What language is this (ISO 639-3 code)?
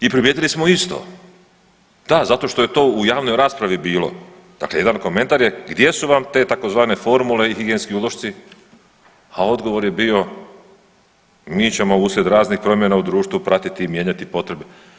hrv